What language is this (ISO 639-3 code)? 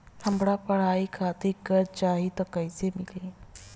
bho